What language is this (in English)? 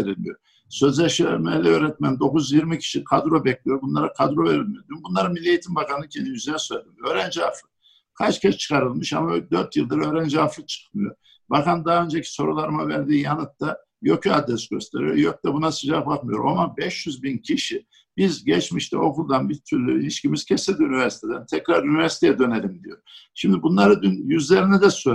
Turkish